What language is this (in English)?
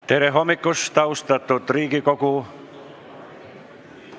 Estonian